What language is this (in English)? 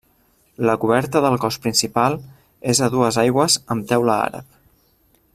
Catalan